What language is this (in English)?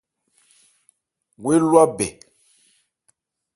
Ebrié